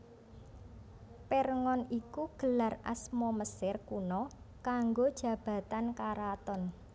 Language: Javanese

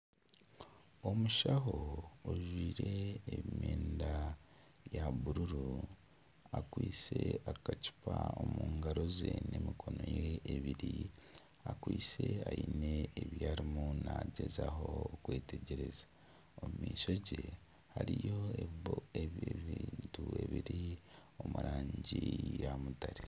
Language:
Nyankole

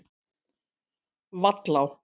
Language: Icelandic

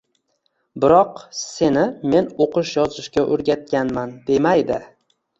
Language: Uzbek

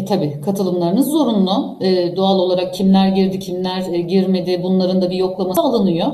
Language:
Turkish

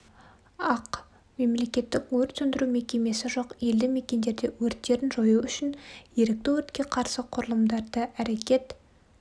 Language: Kazakh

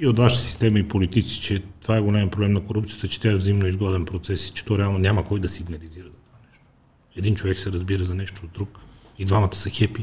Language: Bulgarian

